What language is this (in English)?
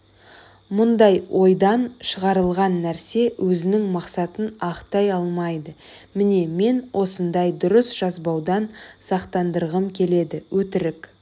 Kazakh